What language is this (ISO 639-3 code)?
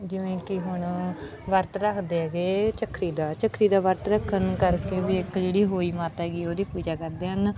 pan